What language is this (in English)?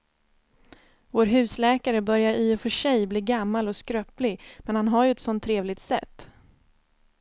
Swedish